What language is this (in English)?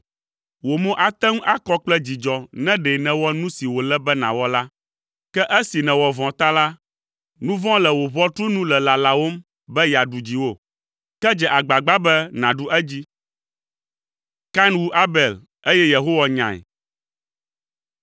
Ewe